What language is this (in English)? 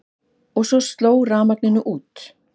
Icelandic